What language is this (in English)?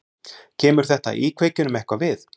Icelandic